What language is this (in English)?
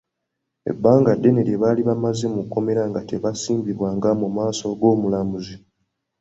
Ganda